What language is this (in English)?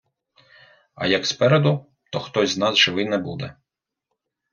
Ukrainian